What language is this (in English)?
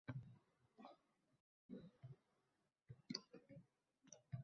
Uzbek